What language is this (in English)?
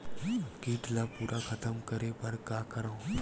Chhattisgarhi